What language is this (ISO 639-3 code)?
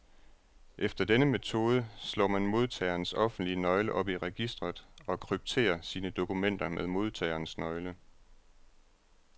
dan